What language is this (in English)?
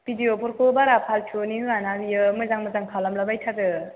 Bodo